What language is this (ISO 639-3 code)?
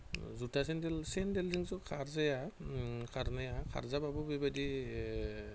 brx